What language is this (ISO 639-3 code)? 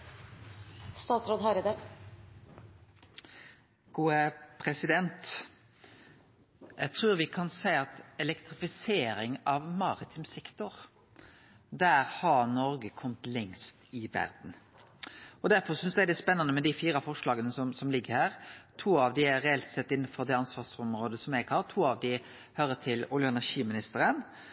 nor